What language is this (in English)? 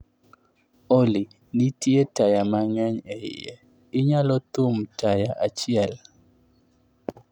Luo (Kenya and Tanzania)